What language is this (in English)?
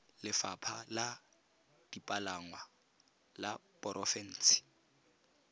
Tswana